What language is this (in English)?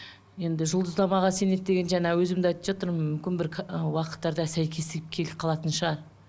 Kazakh